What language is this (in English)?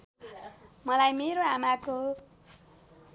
Nepali